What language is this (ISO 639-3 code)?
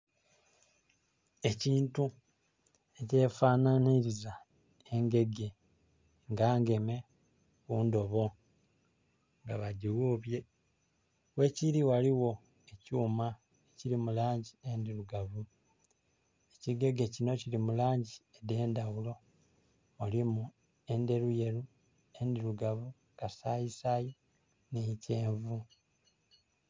xog